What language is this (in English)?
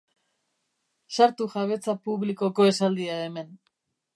Basque